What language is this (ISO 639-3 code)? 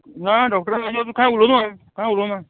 kok